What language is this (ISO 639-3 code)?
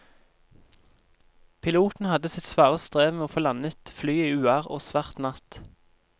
nor